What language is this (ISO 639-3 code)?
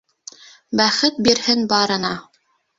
bak